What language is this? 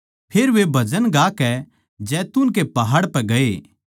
Haryanvi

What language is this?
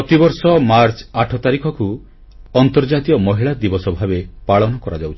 Odia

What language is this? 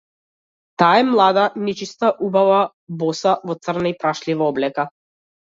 Macedonian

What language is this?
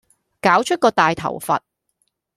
Cantonese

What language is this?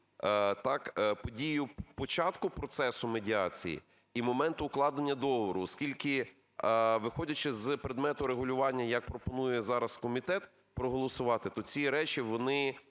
Ukrainian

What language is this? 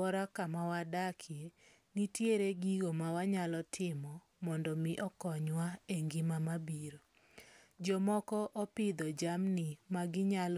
Luo (Kenya and Tanzania)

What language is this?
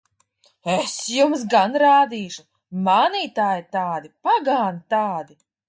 Latvian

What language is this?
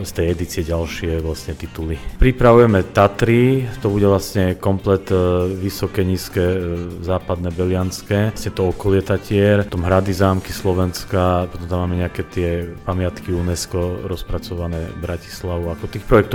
Slovak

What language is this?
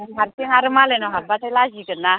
Bodo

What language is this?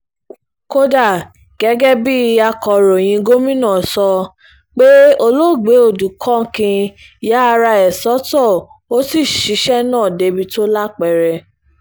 Yoruba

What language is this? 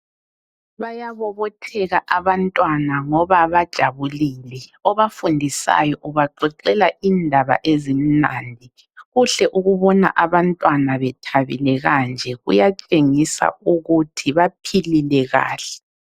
North Ndebele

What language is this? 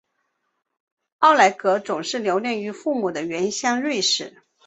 Chinese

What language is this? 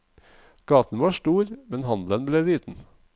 Norwegian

